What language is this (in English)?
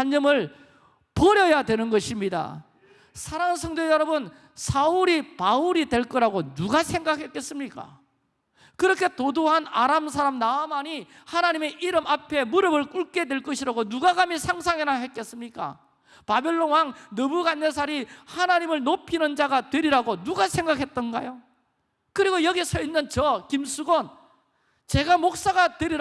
Korean